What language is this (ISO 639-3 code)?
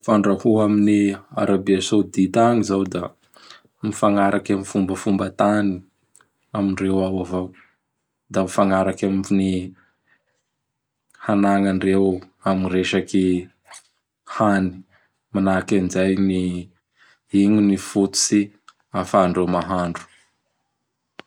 bhr